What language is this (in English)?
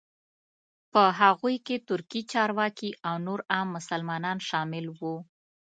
Pashto